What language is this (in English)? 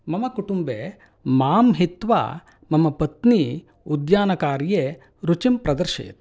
Sanskrit